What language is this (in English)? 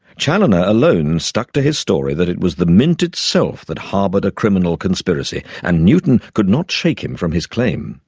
English